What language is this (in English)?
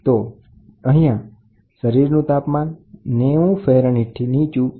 Gujarati